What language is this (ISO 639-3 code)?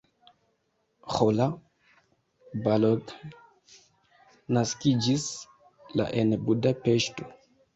epo